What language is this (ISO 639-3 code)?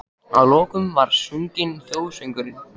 isl